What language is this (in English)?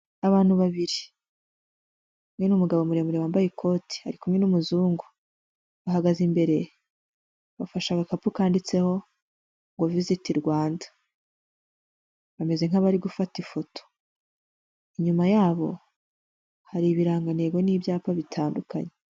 Kinyarwanda